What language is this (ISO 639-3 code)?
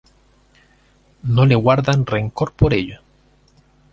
spa